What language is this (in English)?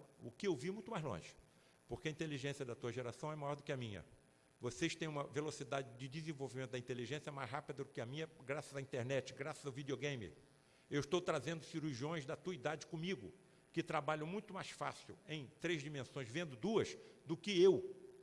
Portuguese